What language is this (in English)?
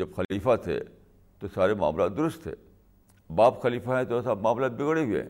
Urdu